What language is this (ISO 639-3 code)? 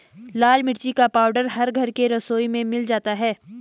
hin